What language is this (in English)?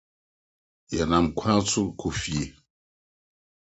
Akan